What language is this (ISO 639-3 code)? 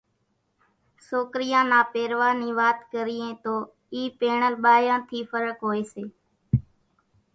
gjk